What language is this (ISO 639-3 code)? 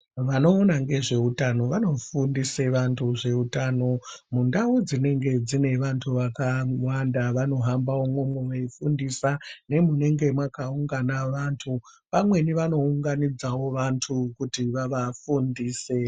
ndc